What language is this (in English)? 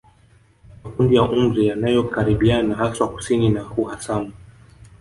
Swahili